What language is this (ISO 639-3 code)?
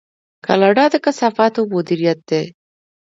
pus